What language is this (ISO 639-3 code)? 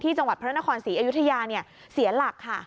tha